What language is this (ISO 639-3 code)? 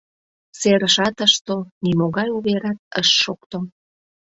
chm